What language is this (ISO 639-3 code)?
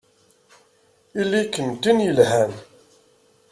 kab